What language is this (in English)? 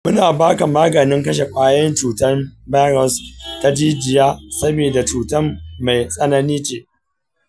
Hausa